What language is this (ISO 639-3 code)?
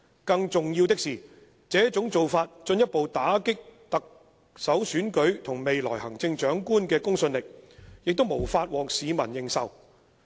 yue